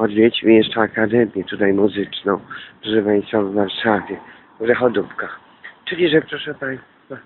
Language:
Polish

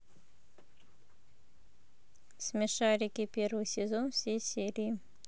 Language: Russian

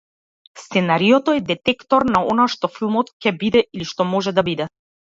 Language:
Macedonian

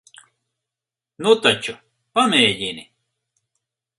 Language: Latvian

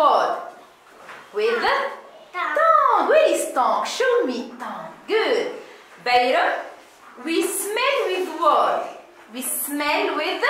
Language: English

